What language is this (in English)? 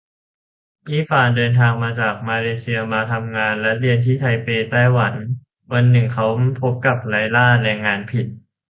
Thai